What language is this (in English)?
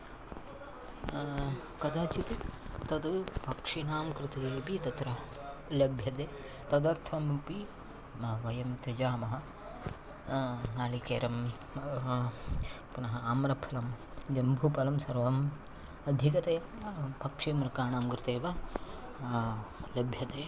Sanskrit